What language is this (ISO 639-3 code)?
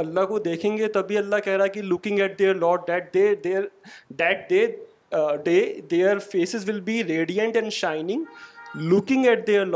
urd